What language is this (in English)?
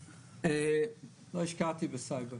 Hebrew